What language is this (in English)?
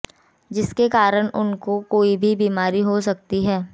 Hindi